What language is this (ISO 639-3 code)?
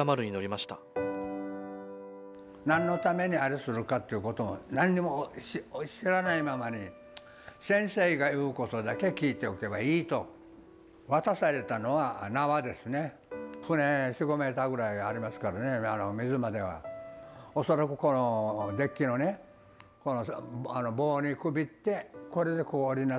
jpn